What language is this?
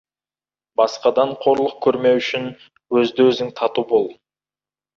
Kazakh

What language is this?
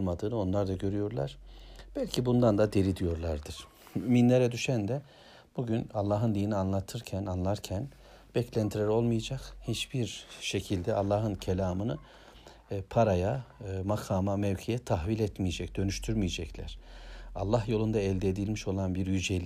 Turkish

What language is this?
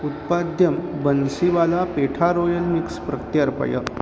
Sanskrit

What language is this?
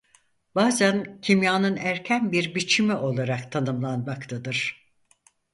Turkish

